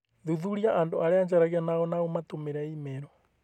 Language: Kikuyu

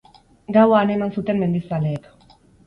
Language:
Basque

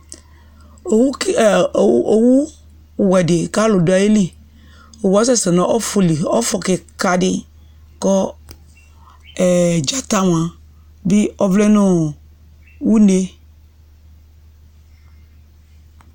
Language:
Ikposo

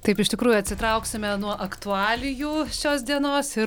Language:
Lithuanian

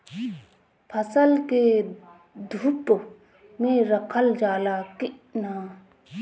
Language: Bhojpuri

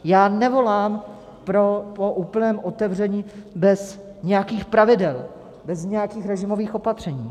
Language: Czech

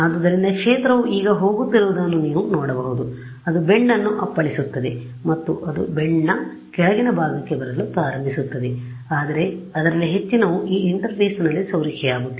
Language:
Kannada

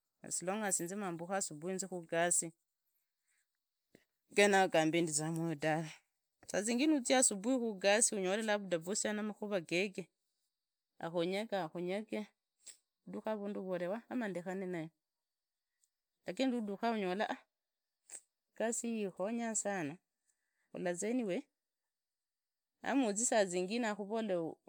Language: Idakho-Isukha-Tiriki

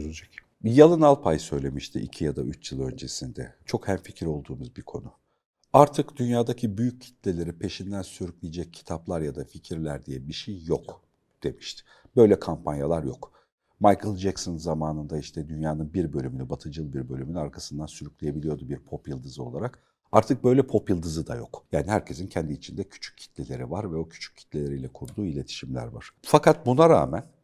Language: Turkish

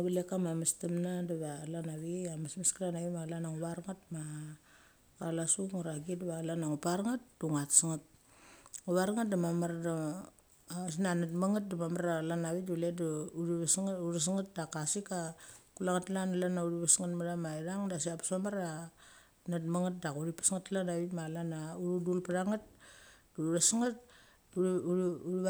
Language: Mali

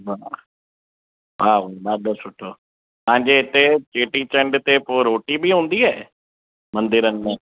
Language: Sindhi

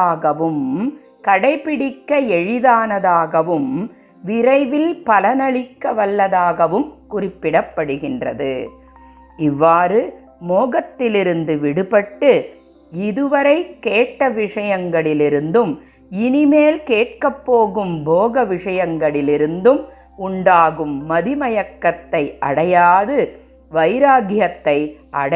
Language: Tamil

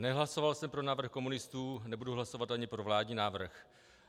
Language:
Czech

